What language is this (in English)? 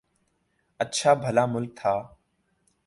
Urdu